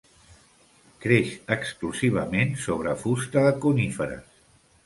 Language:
Catalan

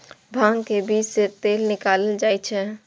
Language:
Maithili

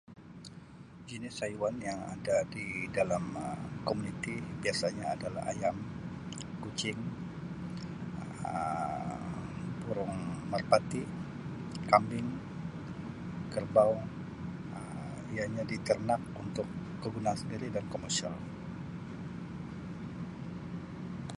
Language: Sabah Malay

